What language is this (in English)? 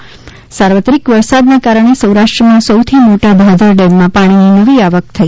Gujarati